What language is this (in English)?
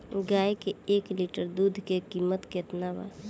Bhojpuri